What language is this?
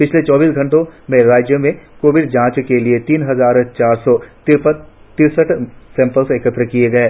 Hindi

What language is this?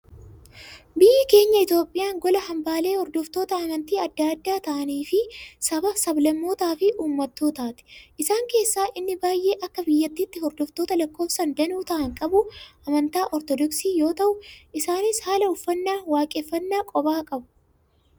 Oromo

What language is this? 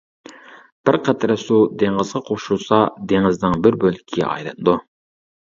Uyghur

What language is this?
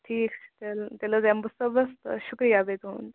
Kashmiri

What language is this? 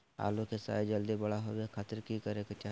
Magahi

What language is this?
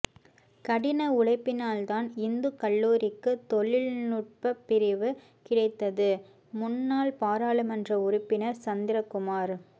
Tamil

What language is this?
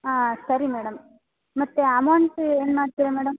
Kannada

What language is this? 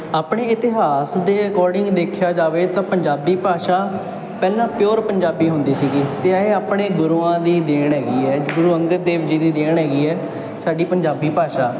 Punjabi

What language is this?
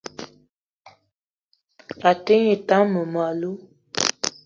Eton (Cameroon)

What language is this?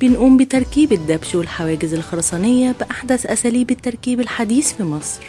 Arabic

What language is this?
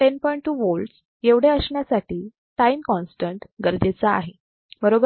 Marathi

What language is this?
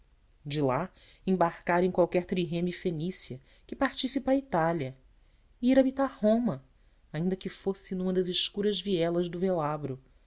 Portuguese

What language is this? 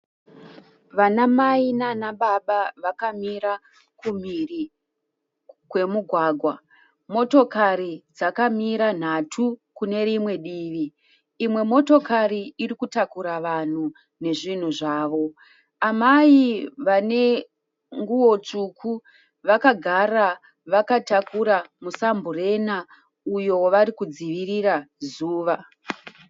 Shona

